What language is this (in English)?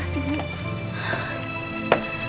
Indonesian